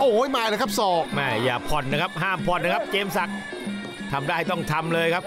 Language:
Thai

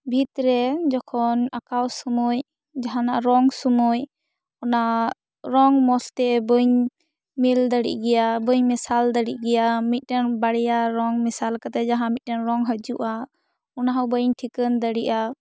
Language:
Santali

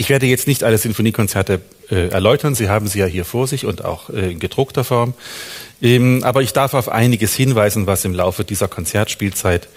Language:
German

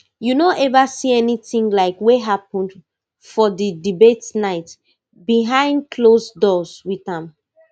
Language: Nigerian Pidgin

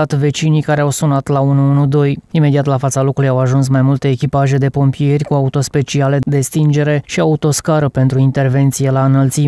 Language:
Romanian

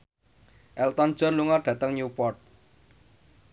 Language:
Javanese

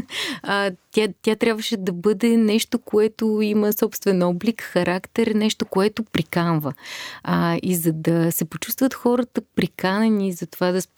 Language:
Bulgarian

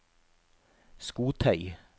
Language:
Norwegian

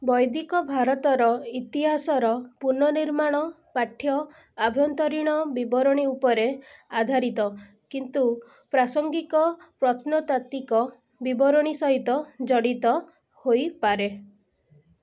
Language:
Odia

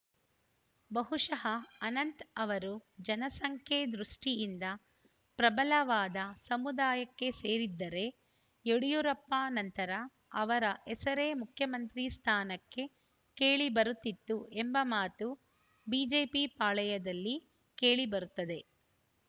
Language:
Kannada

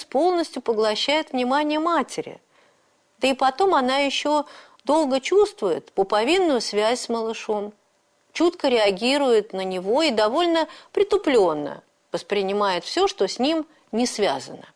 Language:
Russian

